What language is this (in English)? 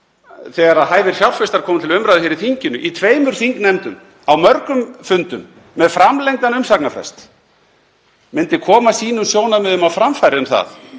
Icelandic